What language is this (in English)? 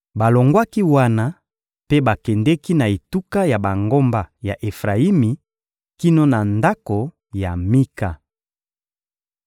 Lingala